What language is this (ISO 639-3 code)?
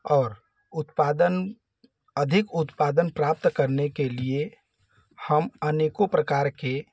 hin